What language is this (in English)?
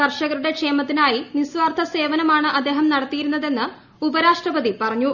Malayalam